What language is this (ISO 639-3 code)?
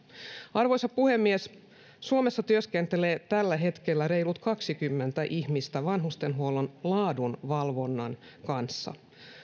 fin